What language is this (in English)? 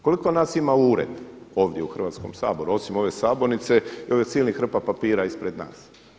Croatian